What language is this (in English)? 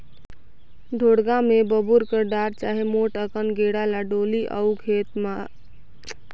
Chhattisgarhi